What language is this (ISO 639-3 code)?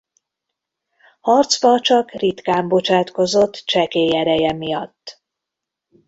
hun